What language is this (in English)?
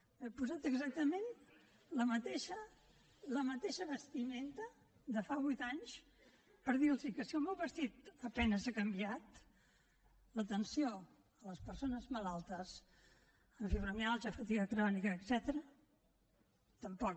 Catalan